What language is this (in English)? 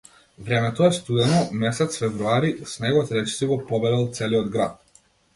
Macedonian